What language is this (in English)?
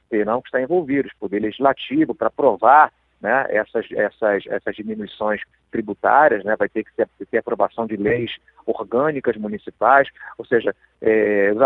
Portuguese